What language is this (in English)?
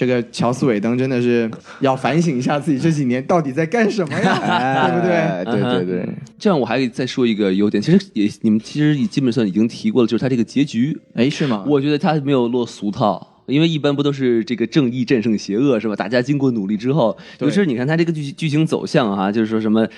Chinese